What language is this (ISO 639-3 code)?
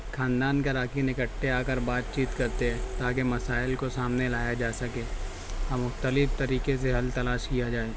urd